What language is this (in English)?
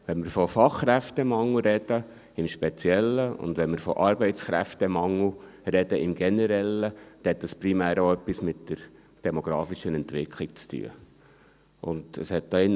Swiss German